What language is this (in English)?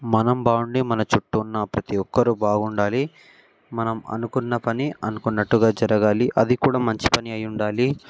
Telugu